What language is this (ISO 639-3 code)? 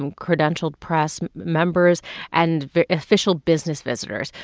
eng